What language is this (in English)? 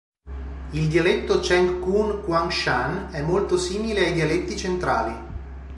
Italian